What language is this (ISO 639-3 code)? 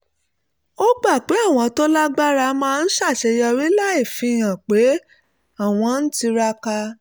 yor